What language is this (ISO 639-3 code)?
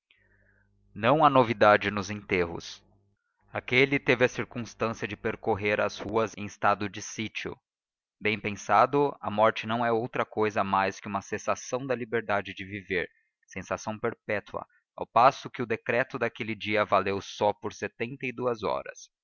por